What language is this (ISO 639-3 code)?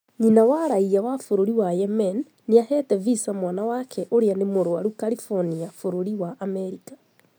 kik